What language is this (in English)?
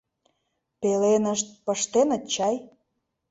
Mari